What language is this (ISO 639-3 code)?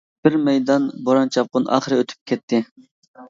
uig